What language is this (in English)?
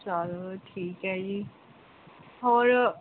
Punjabi